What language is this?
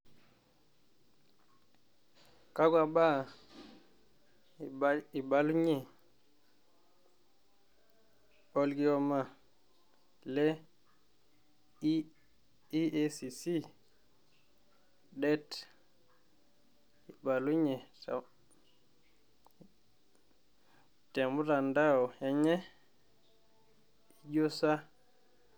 Masai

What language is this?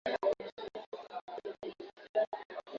Swahili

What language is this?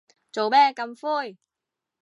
Cantonese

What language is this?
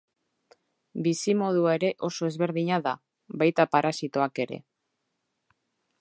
Basque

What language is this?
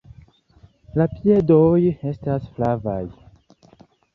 Esperanto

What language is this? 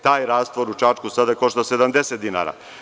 Serbian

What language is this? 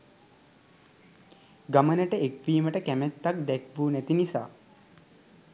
Sinhala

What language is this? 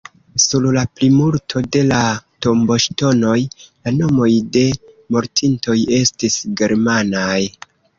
Esperanto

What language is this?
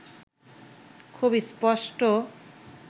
Bangla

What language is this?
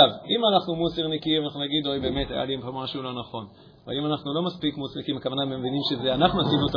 Hebrew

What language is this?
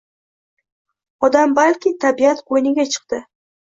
Uzbek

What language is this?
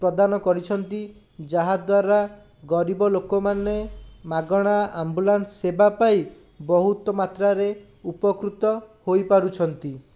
Odia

